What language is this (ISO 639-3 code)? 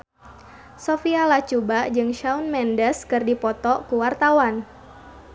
sun